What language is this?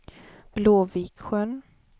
Swedish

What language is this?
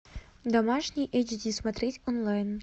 Russian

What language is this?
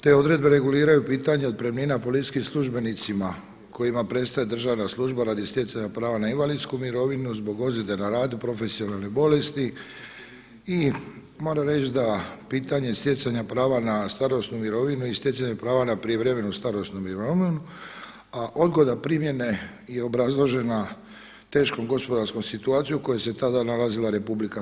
Croatian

